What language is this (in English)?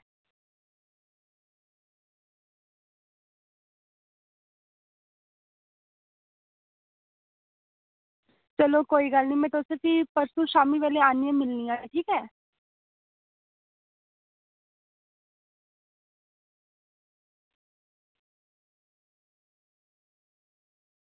Dogri